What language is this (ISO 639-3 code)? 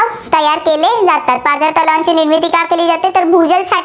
mar